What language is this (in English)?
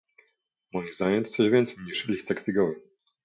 Polish